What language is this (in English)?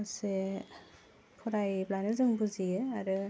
Bodo